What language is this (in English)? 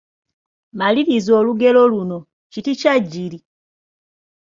Ganda